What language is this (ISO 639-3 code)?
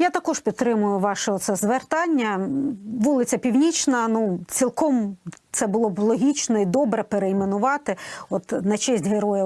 ukr